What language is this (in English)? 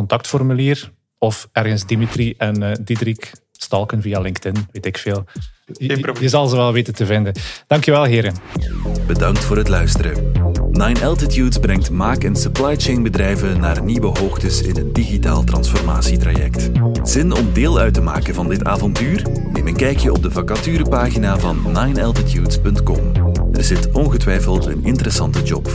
Dutch